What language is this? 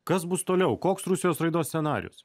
Lithuanian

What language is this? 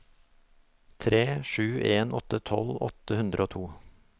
Norwegian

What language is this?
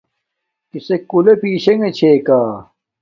Domaaki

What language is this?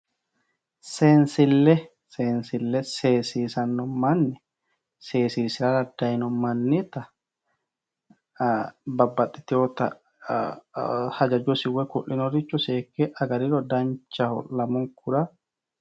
Sidamo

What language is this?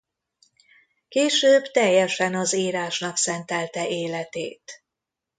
Hungarian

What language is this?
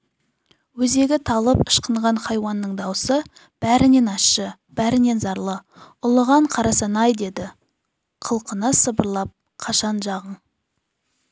Kazakh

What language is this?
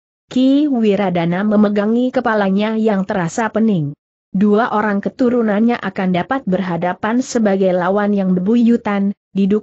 Indonesian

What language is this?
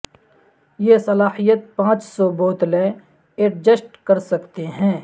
Urdu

